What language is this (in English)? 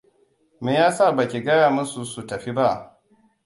Hausa